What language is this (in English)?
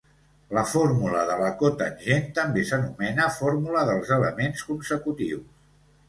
Catalan